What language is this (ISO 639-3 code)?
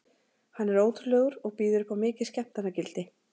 isl